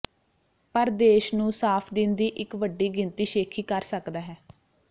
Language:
Punjabi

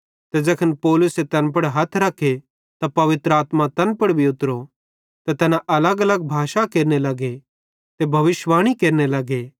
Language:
Bhadrawahi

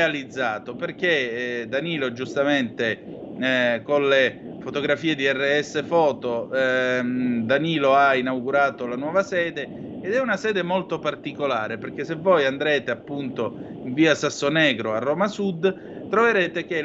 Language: Italian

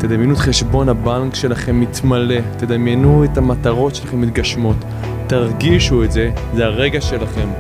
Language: Hebrew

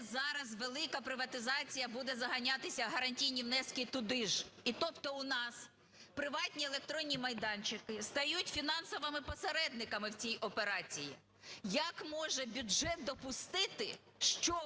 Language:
Ukrainian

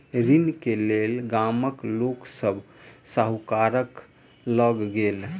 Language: Maithili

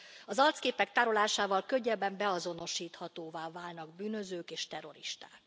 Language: Hungarian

